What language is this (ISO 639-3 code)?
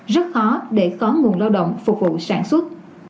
vie